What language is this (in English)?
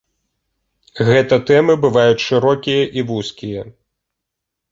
Belarusian